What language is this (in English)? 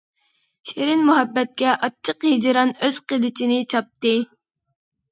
Uyghur